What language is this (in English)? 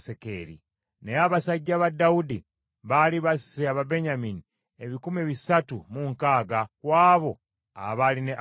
Ganda